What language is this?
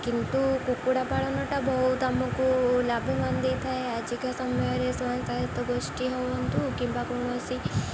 Odia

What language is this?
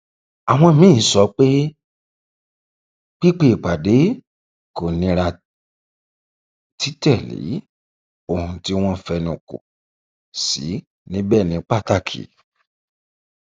Yoruba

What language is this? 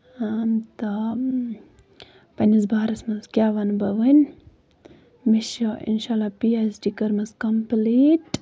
Kashmiri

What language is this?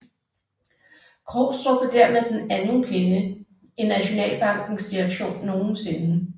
Danish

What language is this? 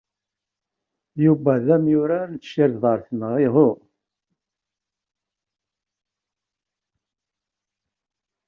Kabyle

